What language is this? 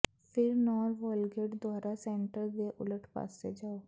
Punjabi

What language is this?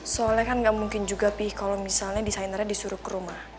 Indonesian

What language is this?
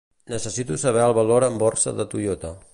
Catalan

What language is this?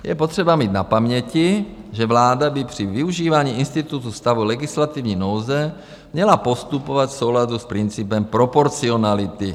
Czech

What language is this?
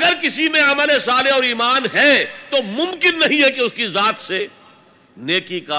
Urdu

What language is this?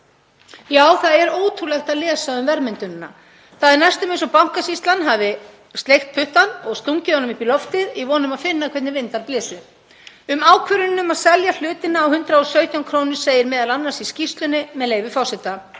Icelandic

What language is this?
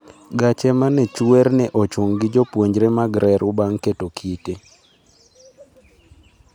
Luo (Kenya and Tanzania)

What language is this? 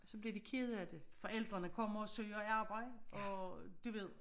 Danish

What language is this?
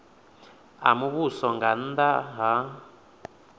Venda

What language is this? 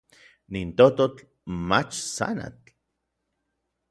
Orizaba Nahuatl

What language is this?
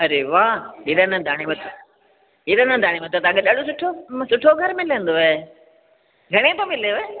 Sindhi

